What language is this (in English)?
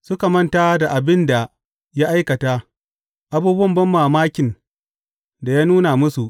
Hausa